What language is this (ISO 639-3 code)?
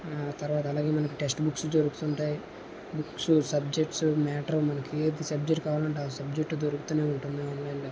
tel